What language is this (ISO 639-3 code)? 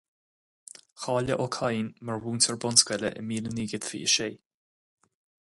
gle